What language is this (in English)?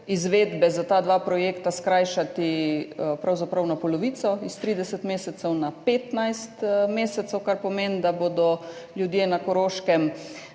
Slovenian